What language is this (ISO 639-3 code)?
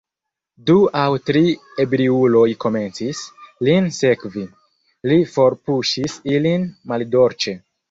epo